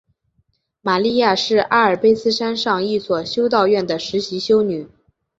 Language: Chinese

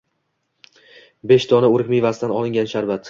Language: Uzbek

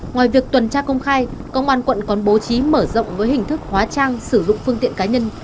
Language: Vietnamese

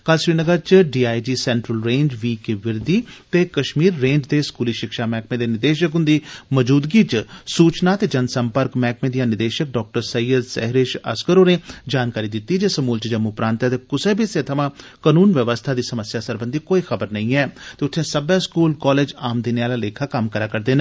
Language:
Dogri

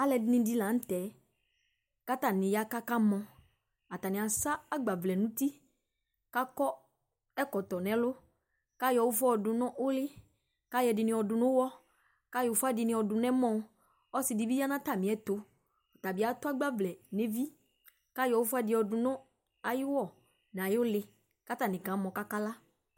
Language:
Ikposo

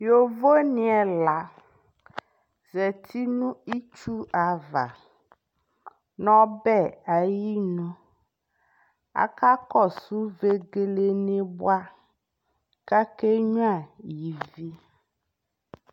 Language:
Ikposo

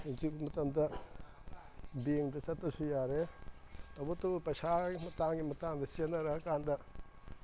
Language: Manipuri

